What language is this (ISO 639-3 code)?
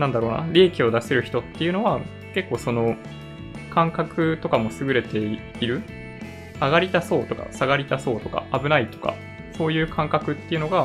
jpn